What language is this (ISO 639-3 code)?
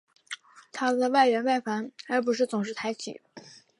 zho